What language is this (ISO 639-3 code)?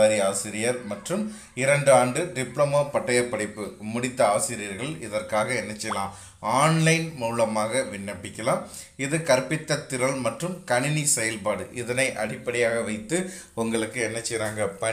ind